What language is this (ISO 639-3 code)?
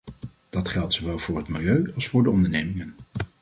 nld